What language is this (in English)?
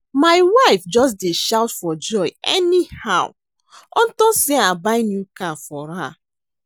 Nigerian Pidgin